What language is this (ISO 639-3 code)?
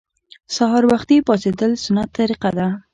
pus